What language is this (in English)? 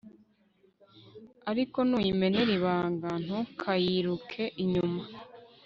Kinyarwanda